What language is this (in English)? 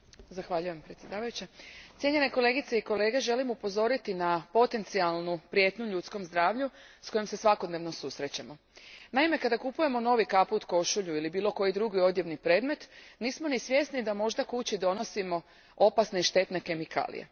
Croatian